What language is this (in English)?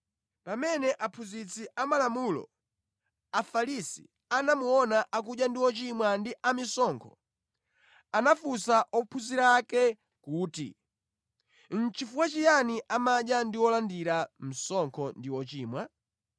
Nyanja